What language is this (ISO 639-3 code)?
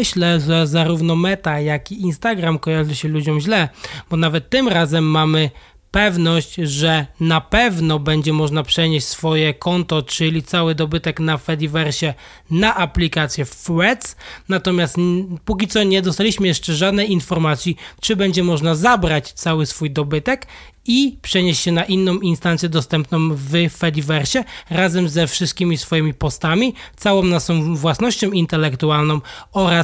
pol